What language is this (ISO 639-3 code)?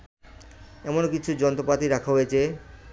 ben